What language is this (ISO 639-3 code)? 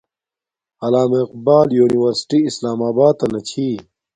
dmk